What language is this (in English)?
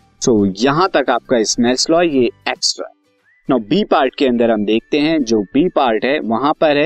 Hindi